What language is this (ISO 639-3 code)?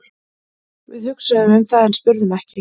isl